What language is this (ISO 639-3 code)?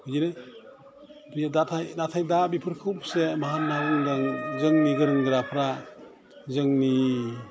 brx